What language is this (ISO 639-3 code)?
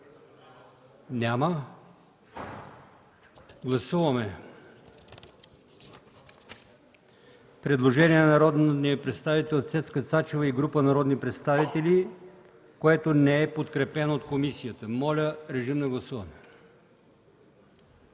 bul